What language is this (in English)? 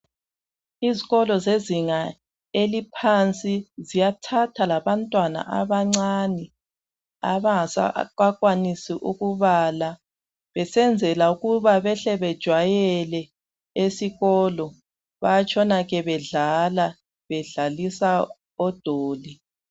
North Ndebele